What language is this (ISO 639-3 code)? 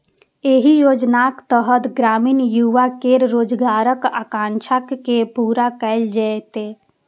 mai